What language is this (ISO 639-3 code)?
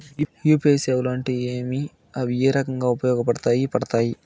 tel